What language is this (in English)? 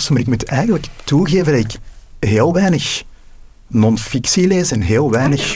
Dutch